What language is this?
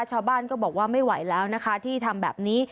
Thai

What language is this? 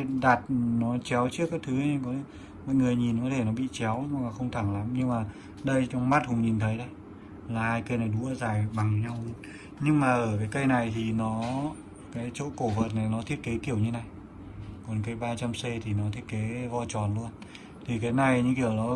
Vietnamese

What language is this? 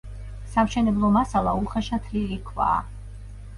Georgian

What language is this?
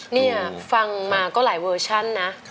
Thai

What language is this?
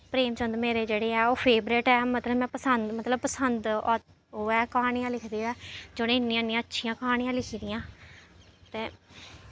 Dogri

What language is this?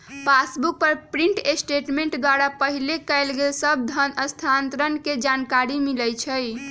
Magahi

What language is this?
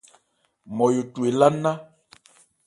Ebrié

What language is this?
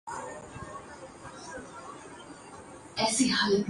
Urdu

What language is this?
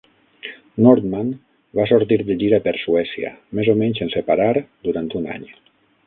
Catalan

